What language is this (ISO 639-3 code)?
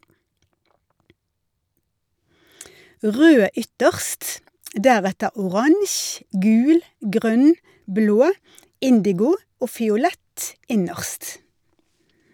nor